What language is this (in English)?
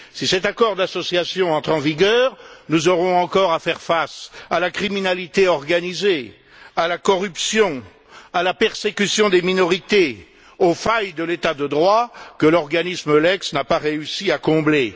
French